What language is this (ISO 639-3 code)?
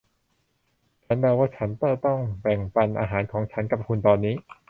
tha